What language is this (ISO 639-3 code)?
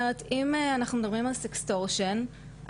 heb